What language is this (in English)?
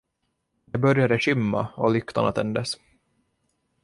Swedish